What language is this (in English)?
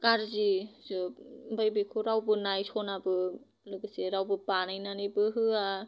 Bodo